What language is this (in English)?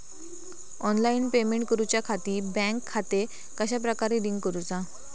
Marathi